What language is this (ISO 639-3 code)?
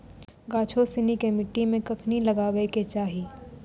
mai